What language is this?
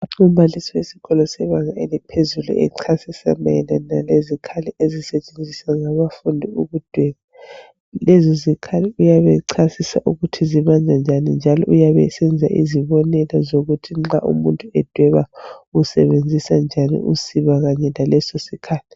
North Ndebele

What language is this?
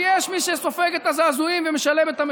Hebrew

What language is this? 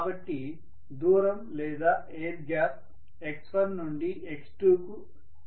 Telugu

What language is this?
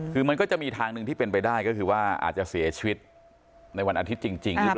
Thai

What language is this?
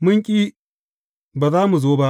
Hausa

